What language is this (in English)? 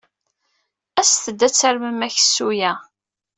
Kabyle